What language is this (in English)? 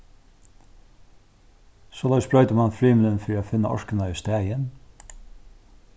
Faroese